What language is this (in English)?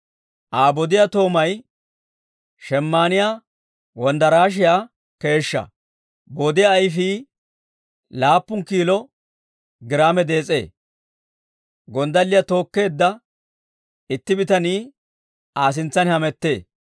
Dawro